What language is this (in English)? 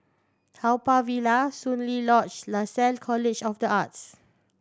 English